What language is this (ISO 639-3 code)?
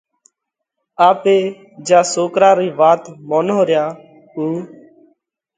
kvx